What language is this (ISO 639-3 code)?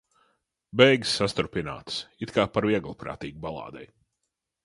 lav